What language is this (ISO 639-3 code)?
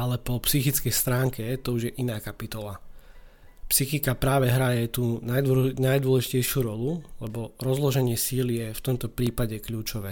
slk